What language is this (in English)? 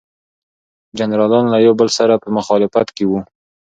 Pashto